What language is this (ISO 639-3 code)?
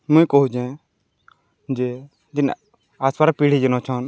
ori